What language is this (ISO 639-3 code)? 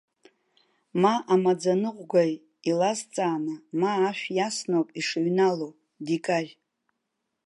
abk